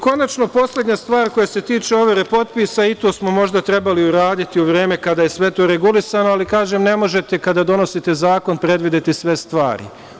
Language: Serbian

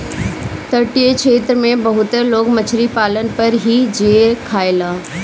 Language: Bhojpuri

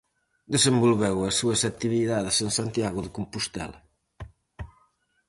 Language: Galician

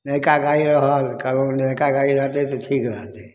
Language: Maithili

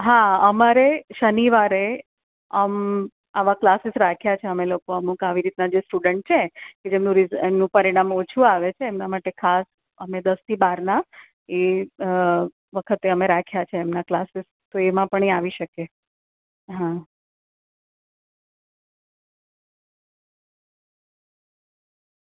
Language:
Gujarati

